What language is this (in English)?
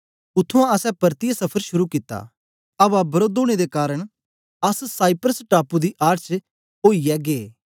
Dogri